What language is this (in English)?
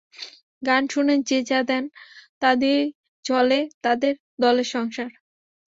Bangla